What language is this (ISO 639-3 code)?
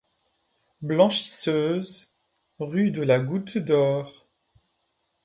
fra